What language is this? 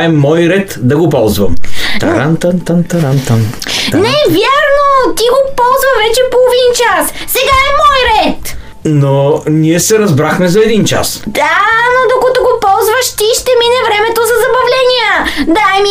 Bulgarian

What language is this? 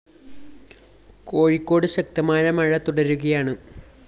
Malayalam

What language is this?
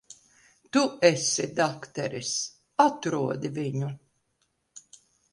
Latvian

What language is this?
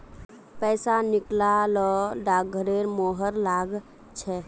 Magahi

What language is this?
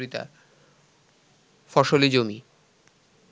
Bangla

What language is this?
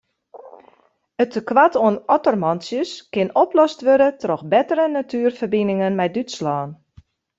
Western Frisian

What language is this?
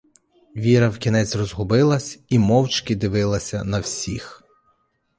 Ukrainian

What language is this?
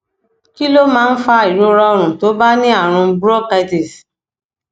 Yoruba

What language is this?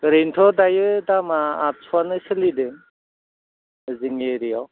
Bodo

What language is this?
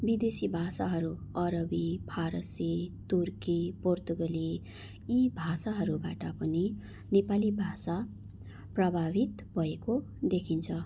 Nepali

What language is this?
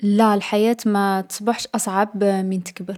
Algerian Arabic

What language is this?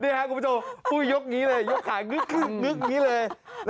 Thai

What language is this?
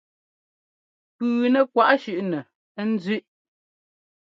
Ngomba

